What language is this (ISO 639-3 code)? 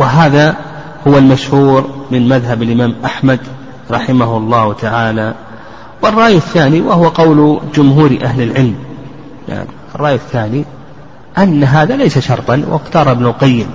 ara